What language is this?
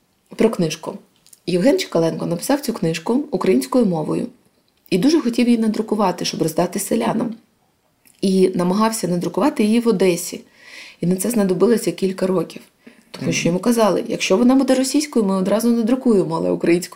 Ukrainian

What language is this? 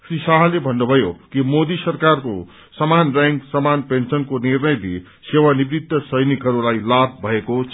Nepali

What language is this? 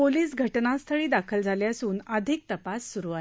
Marathi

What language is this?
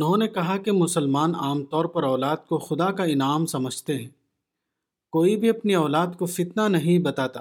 Urdu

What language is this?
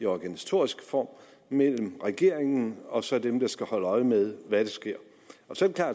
Danish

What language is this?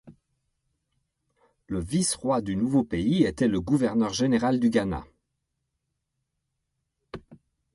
French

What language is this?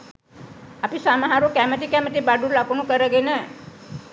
Sinhala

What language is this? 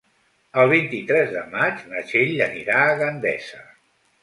Catalan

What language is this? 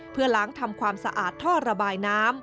Thai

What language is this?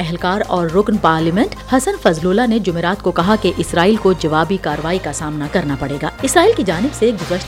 Urdu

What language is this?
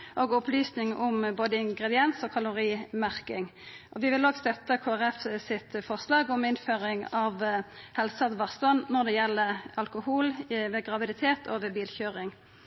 Norwegian Nynorsk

